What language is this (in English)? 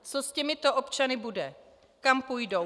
Czech